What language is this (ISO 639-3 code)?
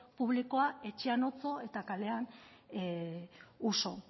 eus